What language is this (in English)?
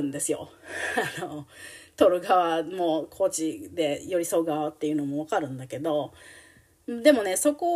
Japanese